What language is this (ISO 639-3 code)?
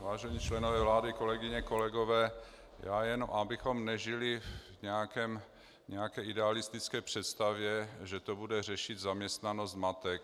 ces